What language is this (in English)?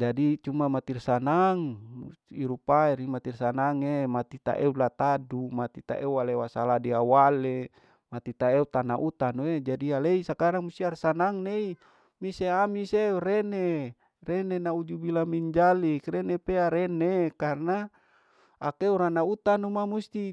Larike-Wakasihu